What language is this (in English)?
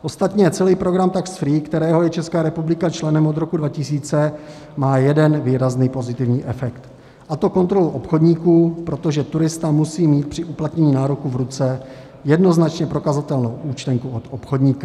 Czech